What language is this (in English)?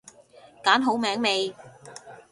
Cantonese